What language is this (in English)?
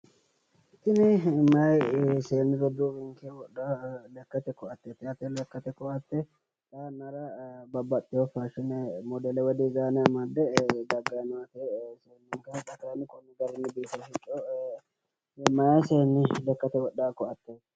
Sidamo